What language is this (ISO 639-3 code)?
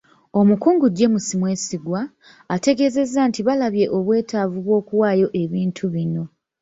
lug